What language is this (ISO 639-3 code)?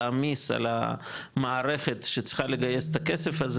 heb